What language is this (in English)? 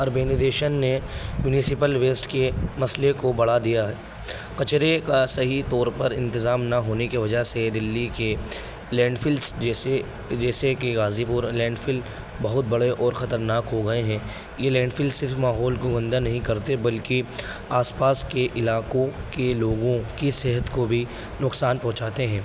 Urdu